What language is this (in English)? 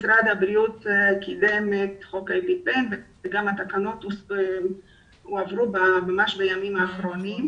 Hebrew